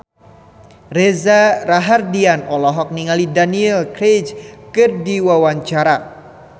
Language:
Sundanese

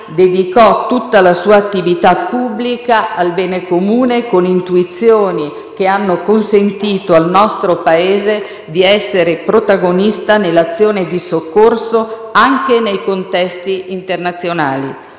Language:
Italian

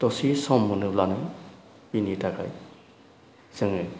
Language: Bodo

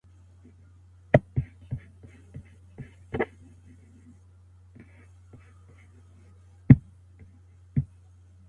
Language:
Pashto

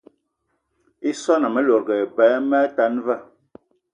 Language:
Eton (Cameroon)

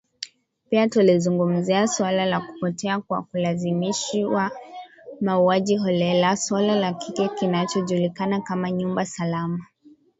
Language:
Swahili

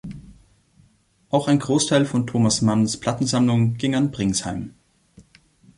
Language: German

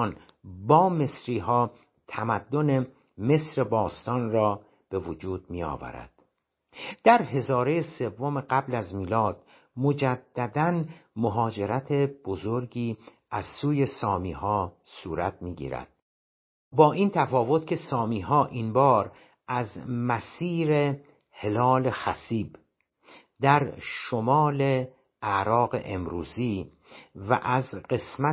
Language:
Persian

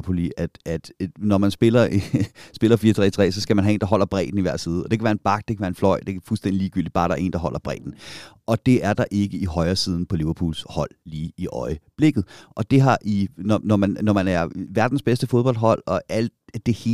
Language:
Danish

